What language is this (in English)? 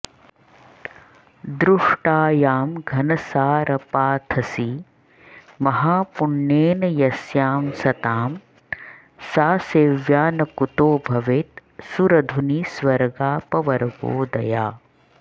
Sanskrit